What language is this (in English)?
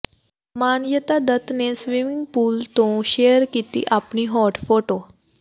Punjabi